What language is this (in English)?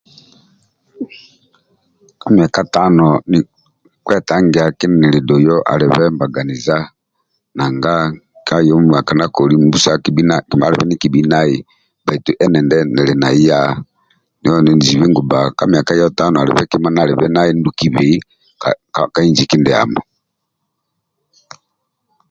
Amba (Uganda)